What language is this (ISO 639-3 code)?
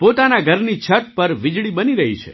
guj